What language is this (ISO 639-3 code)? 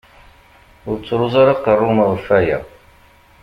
kab